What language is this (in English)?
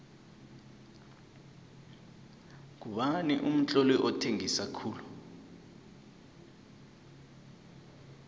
South Ndebele